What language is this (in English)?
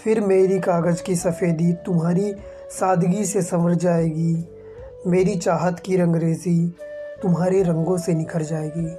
Hindi